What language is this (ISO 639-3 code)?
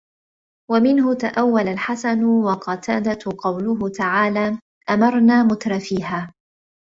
ara